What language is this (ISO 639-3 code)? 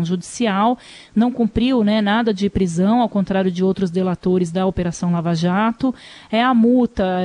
por